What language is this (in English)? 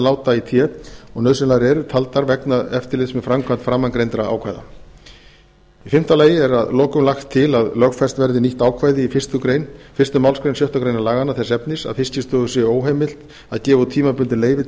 Icelandic